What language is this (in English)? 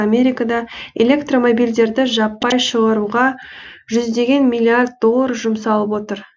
Kazakh